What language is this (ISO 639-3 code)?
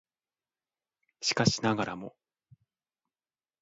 jpn